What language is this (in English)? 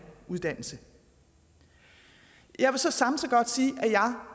Danish